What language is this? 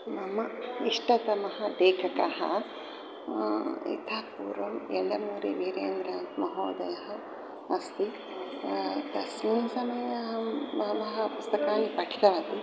Sanskrit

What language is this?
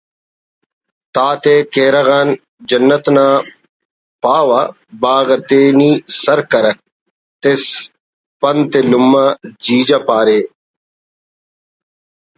Brahui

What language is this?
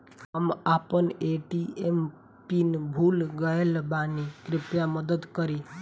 Bhojpuri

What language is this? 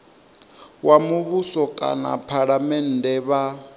Venda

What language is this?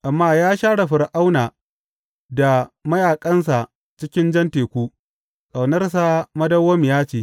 Hausa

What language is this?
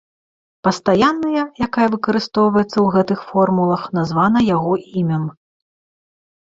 Belarusian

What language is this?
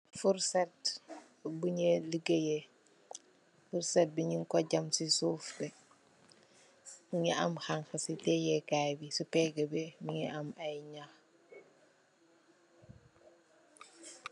Wolof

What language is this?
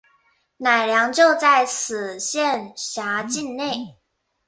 Chinese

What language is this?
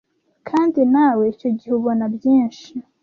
Kinyarwanda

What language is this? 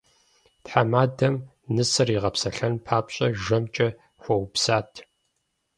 Kabardian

